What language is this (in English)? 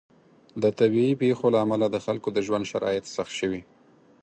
Pashto